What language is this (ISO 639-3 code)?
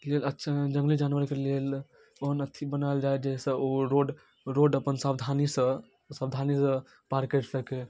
mai